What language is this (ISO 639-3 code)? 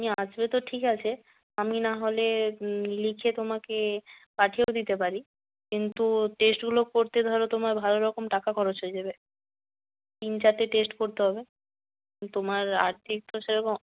ben